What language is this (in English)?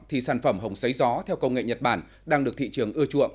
Vietnamese